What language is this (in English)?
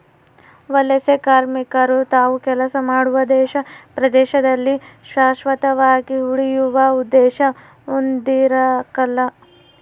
Kannada